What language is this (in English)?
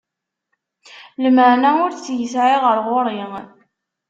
Kabyle